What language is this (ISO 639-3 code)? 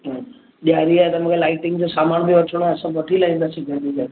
snd